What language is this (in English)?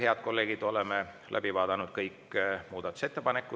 Estonian